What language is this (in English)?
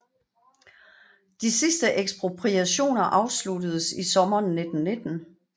Danish